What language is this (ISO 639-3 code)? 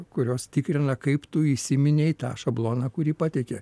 lit